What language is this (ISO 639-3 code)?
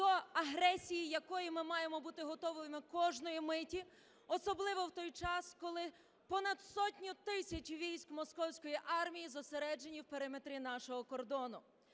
ukr